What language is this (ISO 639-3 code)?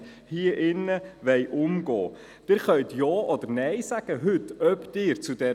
gsw